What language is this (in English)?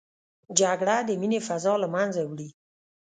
Pashto